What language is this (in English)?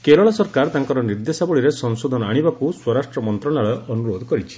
Odia